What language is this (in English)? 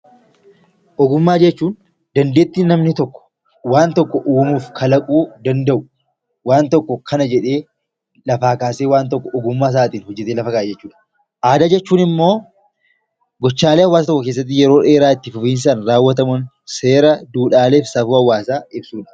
Oromo